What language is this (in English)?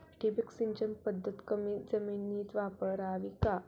Marathi